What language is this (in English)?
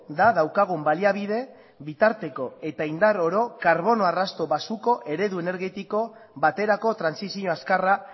Basque